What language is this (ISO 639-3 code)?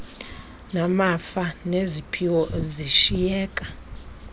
xho